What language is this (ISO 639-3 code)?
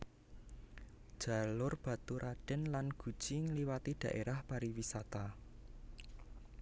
jav